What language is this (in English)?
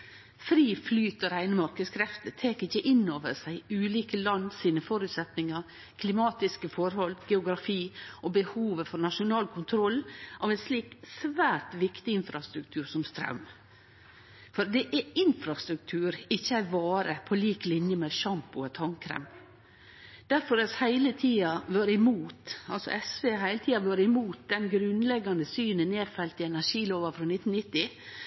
Norwegian Nynorsk